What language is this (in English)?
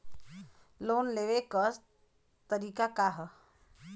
Bhojpuri